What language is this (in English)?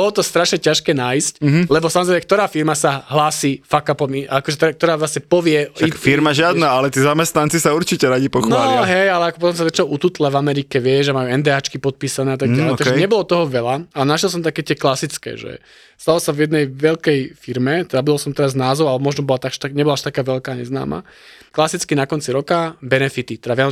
Slovak